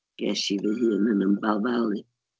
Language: Welsh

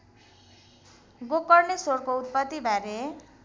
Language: Nepali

